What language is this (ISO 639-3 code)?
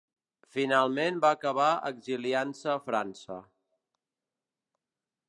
cat